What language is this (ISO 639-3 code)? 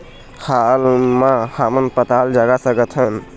hne